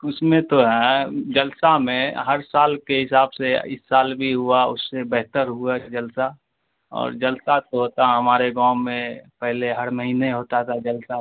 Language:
Urdu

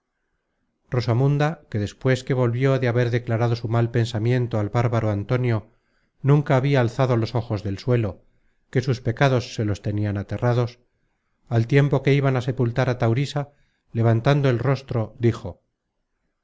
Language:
Spanish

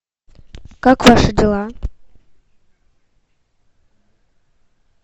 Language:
Russian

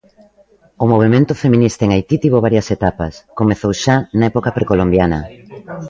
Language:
Galician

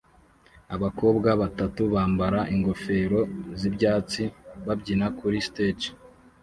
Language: Kinyarwanda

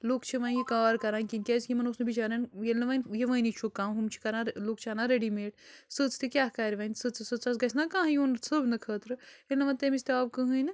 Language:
Kashmiri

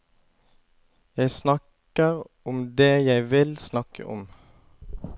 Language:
Norwegian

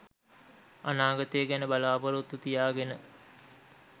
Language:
Sinhala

